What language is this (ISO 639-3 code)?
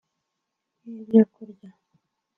kin